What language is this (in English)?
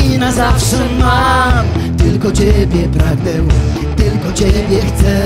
Polish